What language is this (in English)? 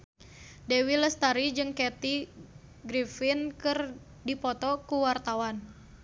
Sundanese